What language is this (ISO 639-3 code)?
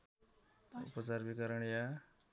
nep